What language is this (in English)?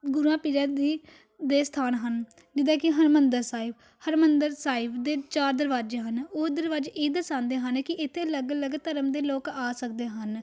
Punjabi